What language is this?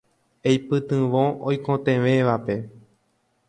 Guarani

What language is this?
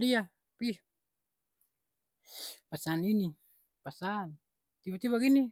Ambonese Malay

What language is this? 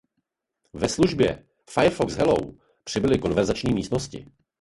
Czech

